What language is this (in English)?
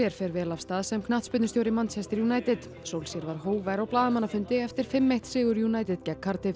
Icelandic